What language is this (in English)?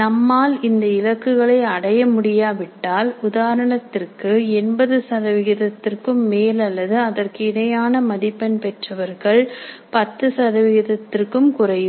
Tamil